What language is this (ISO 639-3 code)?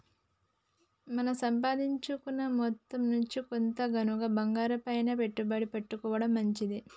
tel